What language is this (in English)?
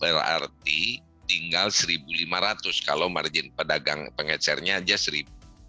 Indonesian